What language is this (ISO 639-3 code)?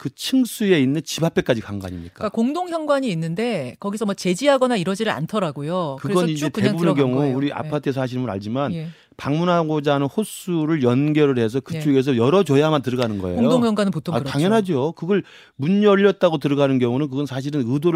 kor